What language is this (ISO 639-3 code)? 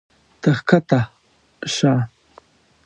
pus